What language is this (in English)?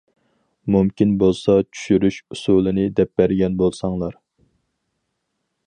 Uyghur